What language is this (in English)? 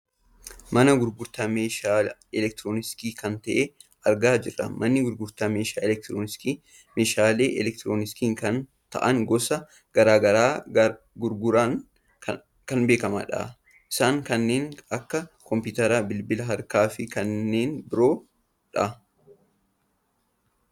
Oromo